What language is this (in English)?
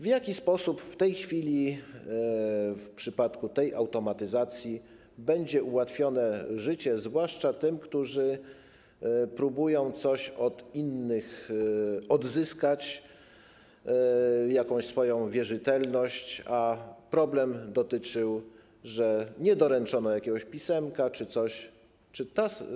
Polish